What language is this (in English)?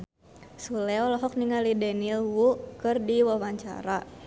Sundanese